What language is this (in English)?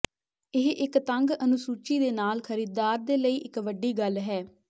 Punjabi